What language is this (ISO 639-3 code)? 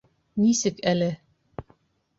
bak